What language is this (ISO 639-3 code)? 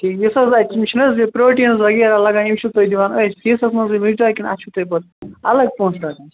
kas